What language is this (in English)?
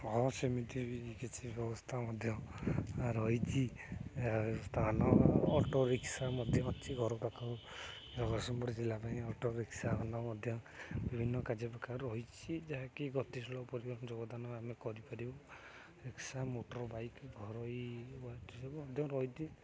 Odia